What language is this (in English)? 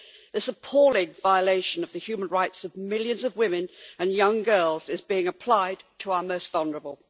English